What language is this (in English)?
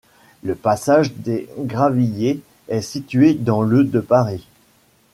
French